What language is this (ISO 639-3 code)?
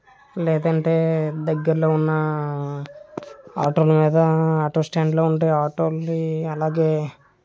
tel